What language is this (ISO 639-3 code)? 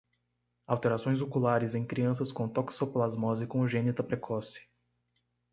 por